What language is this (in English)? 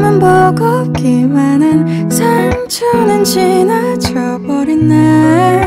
Korean